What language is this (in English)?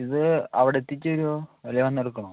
Malayalam